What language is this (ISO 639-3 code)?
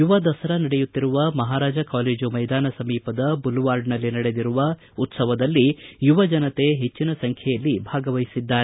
kan